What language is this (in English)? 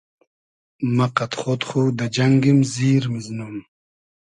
Hazaragi